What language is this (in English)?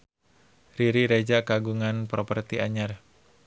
Sundanese